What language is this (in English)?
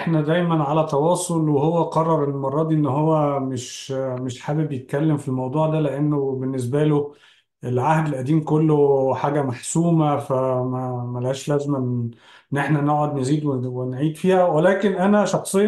Arabic